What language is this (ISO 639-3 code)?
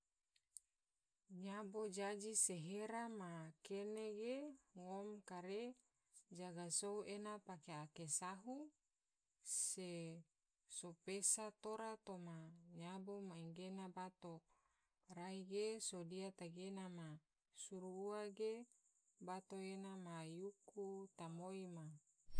tvo